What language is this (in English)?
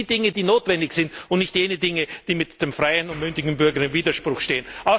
German